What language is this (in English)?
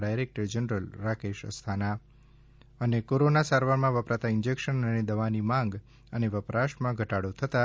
Gujarati